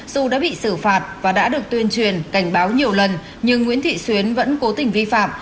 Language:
Vietnamese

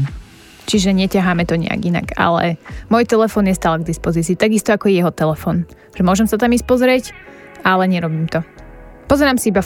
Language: Slovak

